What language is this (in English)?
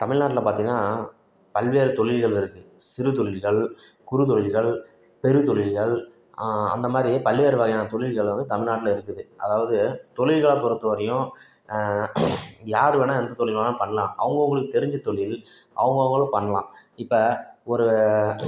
Tamil